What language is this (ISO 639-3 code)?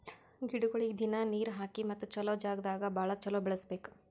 kan